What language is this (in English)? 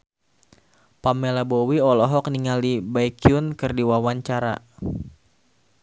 Sundanese